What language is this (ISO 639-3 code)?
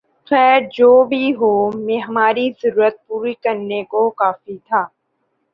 urd